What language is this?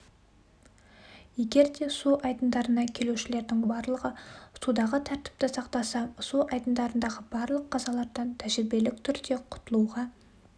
Kazakh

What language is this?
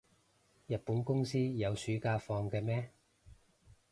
Cantonese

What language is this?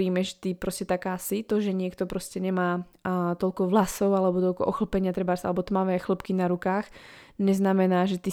Slovak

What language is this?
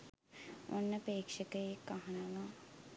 Sinhala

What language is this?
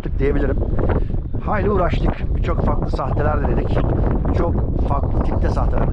Turkish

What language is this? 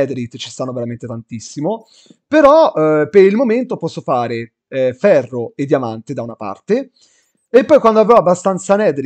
Italian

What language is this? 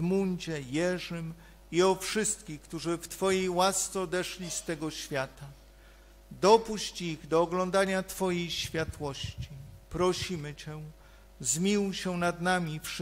Polish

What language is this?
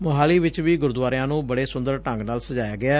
Punjabi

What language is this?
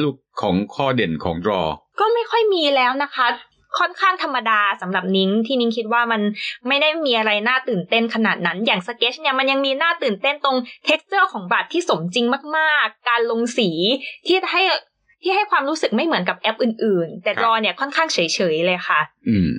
Thai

